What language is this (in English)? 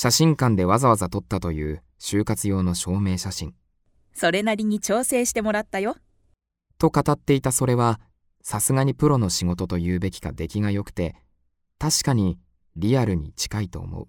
Japanese